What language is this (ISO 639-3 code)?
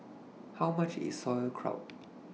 eng